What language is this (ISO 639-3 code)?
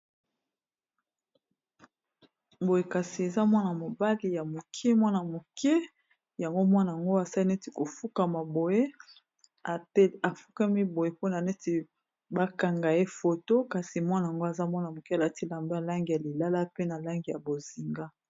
lin